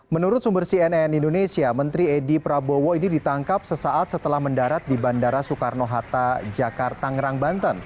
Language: Indonesian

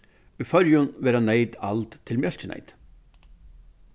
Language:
Faroese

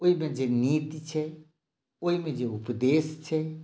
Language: Maithili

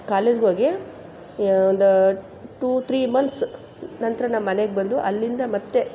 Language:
Kannada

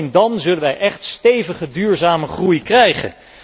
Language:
Dutch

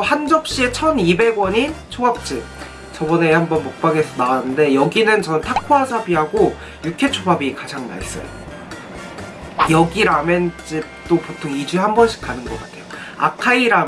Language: Korean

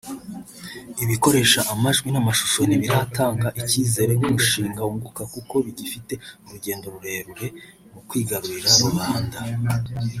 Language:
Kinyarwanda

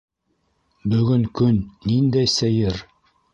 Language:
Bashkir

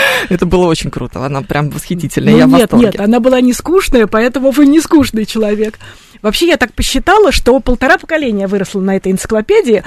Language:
Russian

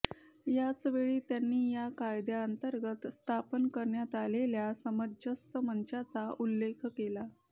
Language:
Marathi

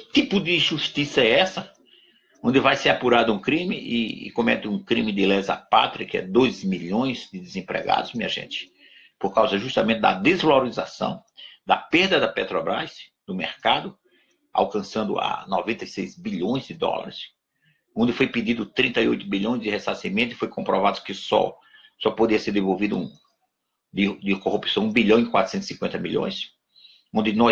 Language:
Portuguese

